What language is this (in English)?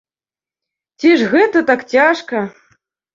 Belarusian